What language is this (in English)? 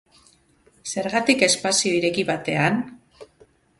Basque